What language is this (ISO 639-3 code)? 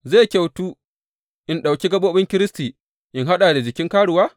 hau